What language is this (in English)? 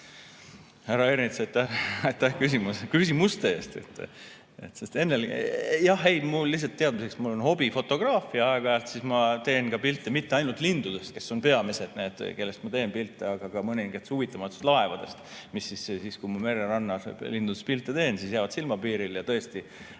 Estonian